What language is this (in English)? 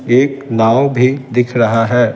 Hindi